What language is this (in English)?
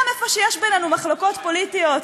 Hebrew